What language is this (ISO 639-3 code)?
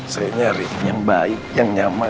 ind